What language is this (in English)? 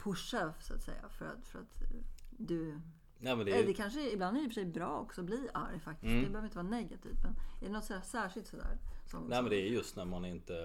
Swedish